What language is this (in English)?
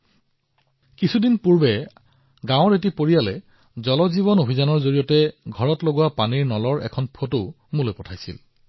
Assamese